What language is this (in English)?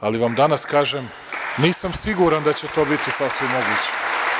Serbian